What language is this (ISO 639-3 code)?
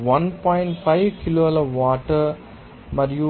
tel